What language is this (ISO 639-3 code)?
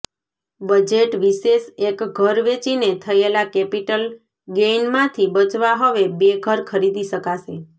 guj